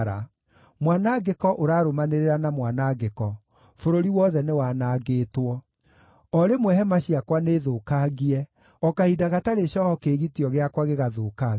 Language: Kikuyu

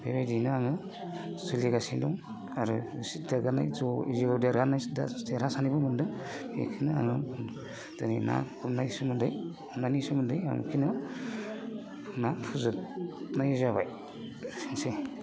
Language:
Bodo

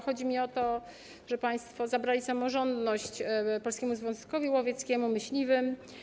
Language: Polish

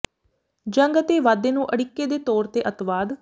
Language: Punjabi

